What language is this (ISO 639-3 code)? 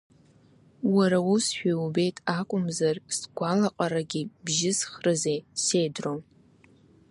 abk